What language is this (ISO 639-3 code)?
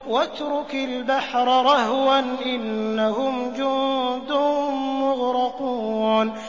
ara